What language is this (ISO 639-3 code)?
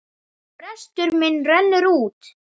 isl